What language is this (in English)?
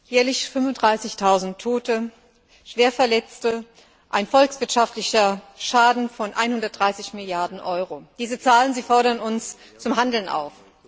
German